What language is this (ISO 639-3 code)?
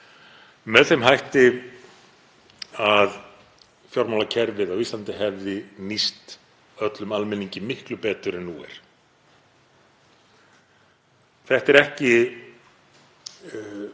isl